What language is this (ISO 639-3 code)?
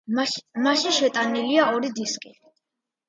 kat